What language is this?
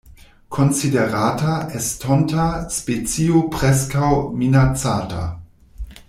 Esperanto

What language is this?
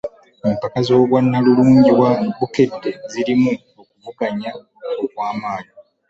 Ganda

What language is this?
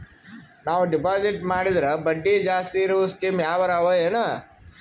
Kannada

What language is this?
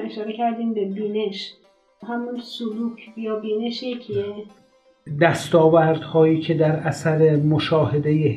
Persian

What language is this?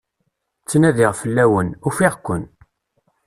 Kabyle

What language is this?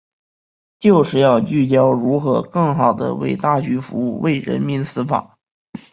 Chinese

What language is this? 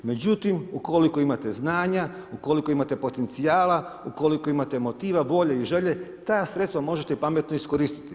Croatian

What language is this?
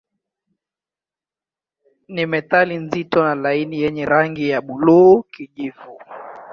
Swahili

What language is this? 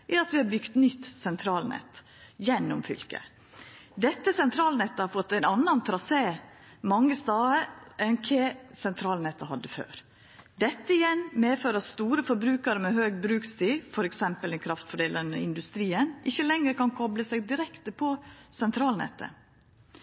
Norwegian Nynorsk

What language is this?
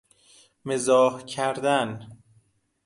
Persian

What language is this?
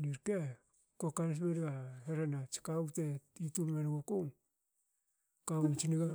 Hakö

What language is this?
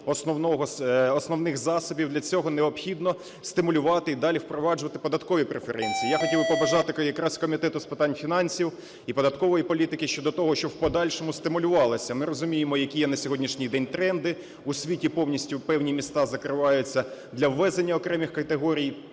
Ukrainian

